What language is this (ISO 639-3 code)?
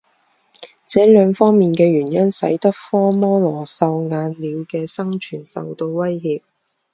zho